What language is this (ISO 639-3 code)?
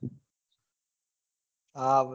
guj